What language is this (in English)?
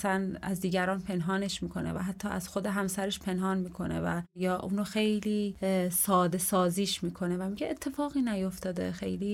Persian